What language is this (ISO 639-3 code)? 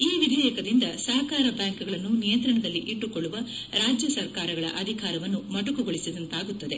kan